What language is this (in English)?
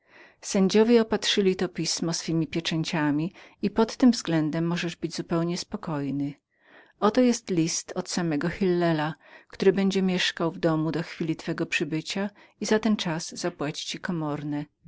Polish